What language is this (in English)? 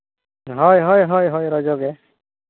Santali